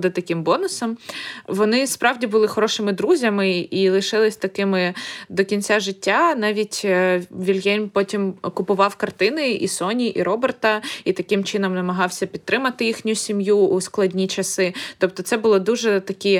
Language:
Ukrainian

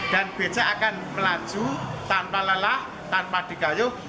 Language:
Indonesian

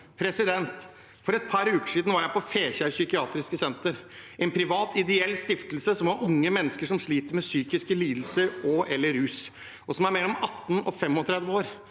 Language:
Norwegian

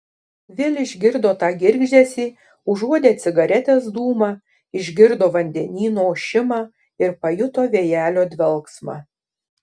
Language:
Lithuanian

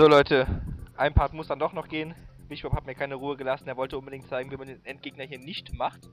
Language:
German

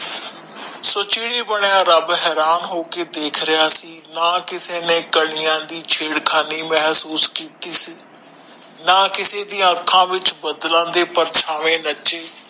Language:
Punjabi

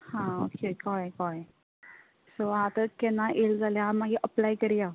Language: Konkani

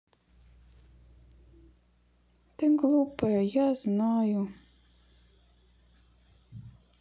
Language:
Russian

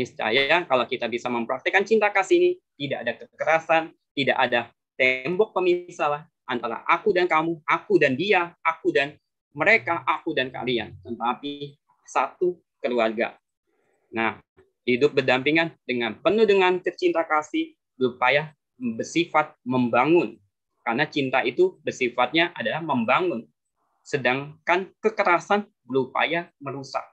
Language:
Indonesian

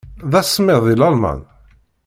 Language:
Kabyle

